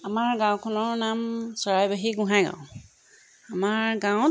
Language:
Assamese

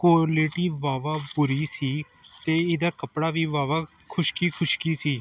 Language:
Punjabi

